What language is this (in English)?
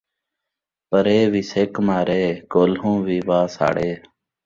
Saraiki